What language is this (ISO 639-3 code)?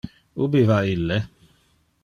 ina